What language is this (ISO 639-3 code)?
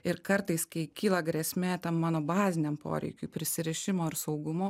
lit